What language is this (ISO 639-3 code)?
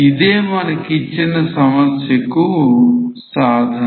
tel